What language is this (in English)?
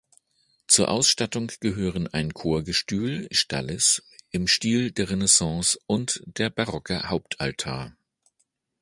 German